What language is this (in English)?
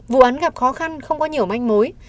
Vietnamese